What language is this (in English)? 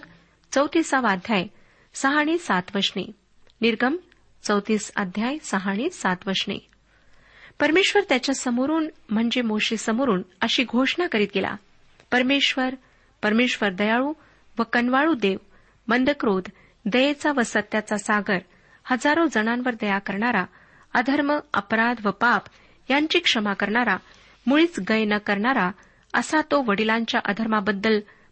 Marathi